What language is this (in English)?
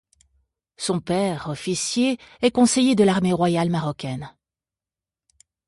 French